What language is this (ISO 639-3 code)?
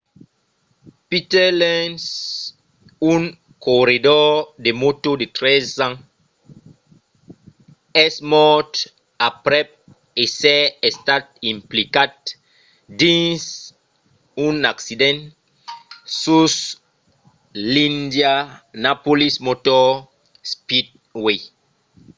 oci